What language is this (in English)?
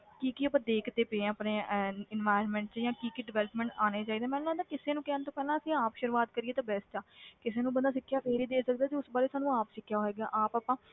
Punjabi